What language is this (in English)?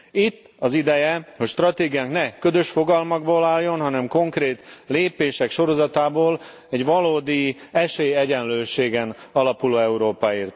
Hungarian